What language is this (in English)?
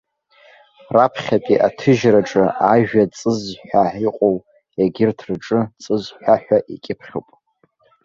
Abkhazian